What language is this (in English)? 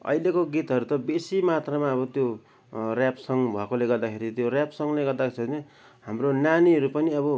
Nepali